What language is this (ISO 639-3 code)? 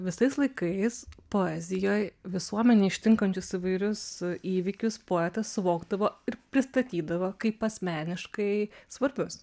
lit